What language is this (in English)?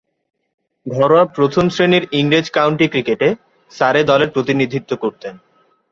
Bangla